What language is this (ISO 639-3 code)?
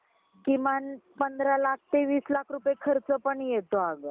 mar